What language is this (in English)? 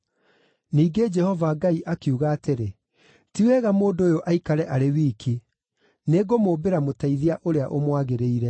Kikuyu